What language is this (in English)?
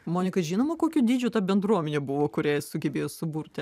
Lithuanian